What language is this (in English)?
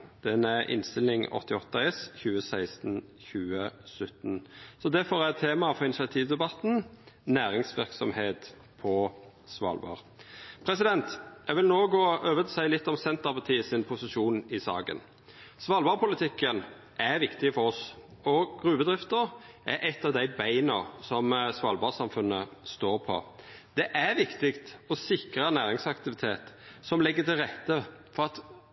Norwegian Nynorsk